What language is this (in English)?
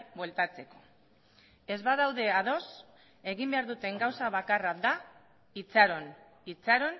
Basque